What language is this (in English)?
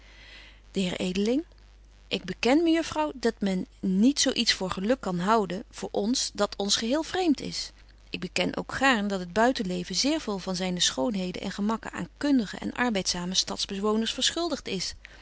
Dutch